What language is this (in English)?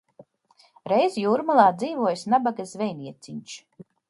Latvian